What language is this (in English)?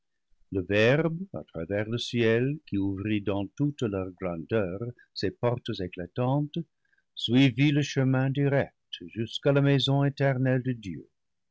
French